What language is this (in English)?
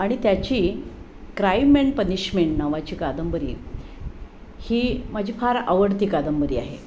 Marathi